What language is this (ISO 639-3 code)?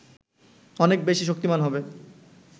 ben